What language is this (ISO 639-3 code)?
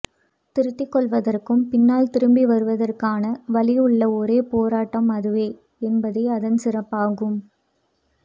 tam